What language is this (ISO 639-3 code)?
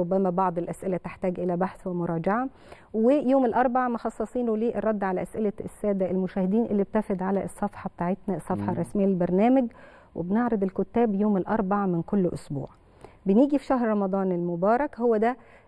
ara